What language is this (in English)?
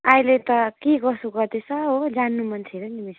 Nepali